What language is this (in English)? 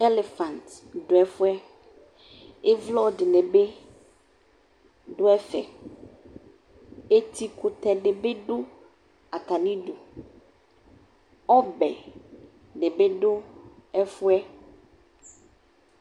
Ikposo